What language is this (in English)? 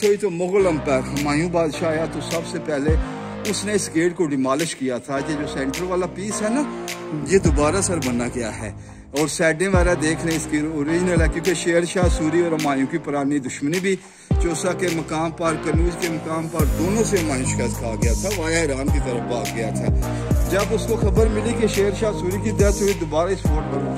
Hindi